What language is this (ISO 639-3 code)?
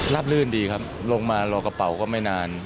tha